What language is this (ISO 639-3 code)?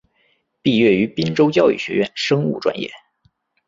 zho